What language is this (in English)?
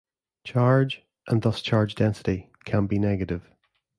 English